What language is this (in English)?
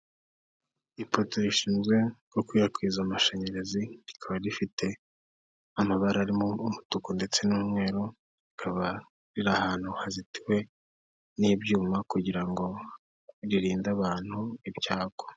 Kinyarwanda